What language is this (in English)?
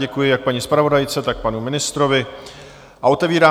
Czech